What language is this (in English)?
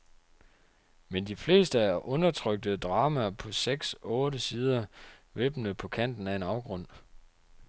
Danish